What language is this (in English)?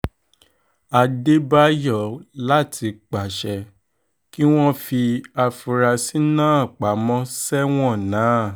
Yoruba